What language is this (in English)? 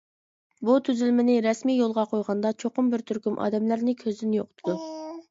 Uyghur